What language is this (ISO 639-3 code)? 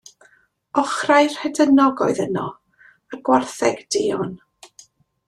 cym